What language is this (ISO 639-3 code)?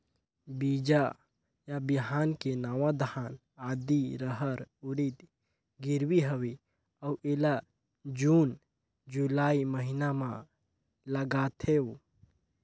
hne